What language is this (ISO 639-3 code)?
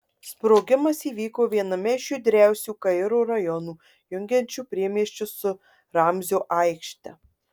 lit